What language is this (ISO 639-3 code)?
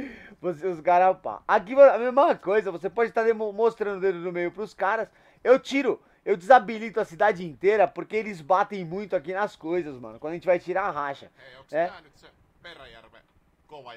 por